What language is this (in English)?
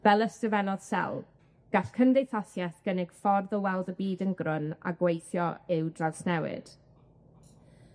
Welsh